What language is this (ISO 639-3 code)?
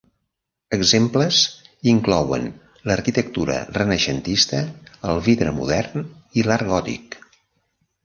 cat